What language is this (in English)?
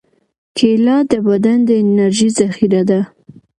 Pashto